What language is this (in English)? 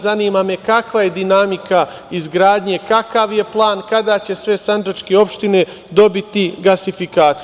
Serbian